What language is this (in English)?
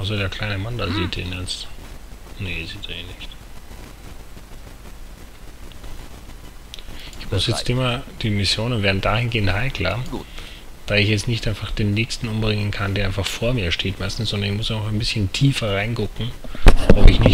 German